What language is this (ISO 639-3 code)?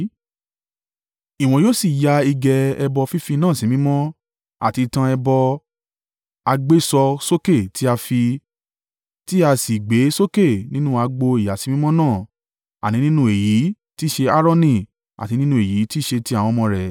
yor